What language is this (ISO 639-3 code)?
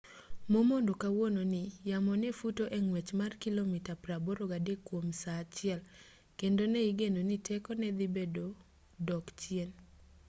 luo